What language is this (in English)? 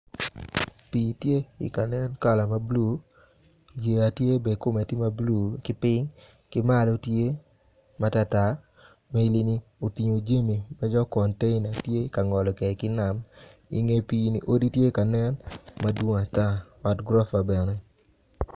Acoli